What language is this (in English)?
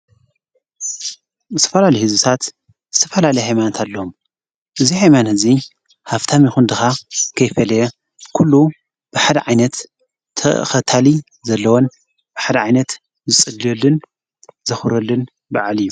Tigrinya